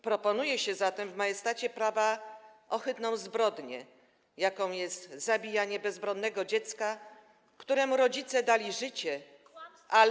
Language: Polish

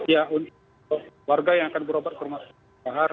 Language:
Indonesian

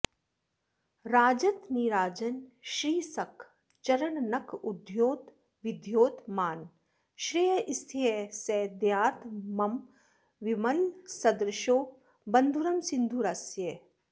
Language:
Sanskrit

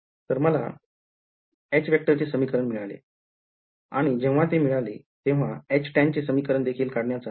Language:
Marathi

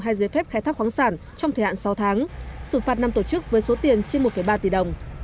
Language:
Vietnamese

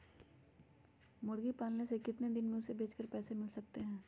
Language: Magahi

